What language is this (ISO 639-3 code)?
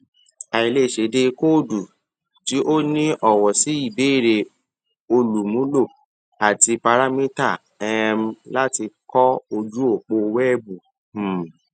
yor